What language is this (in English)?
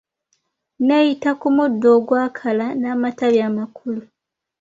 Ganda